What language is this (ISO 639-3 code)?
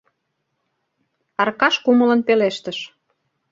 chm